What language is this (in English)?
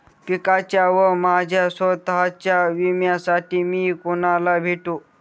Marathi